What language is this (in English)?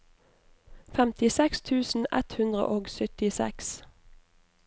Norwegian